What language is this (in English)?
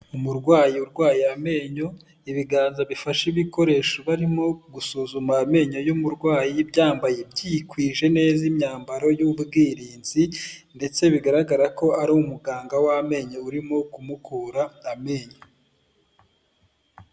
Kinyarwanda